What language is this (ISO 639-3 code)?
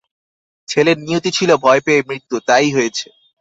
ben